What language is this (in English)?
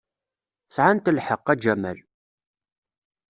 Kabyle